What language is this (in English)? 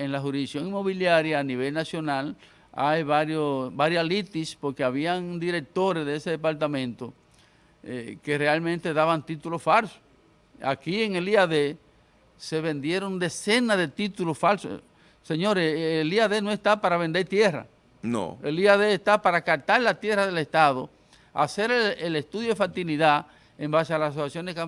Spanish